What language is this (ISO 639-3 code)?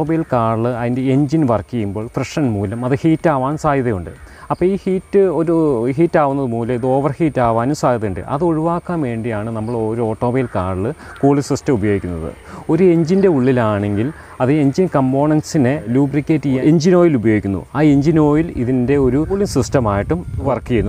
rus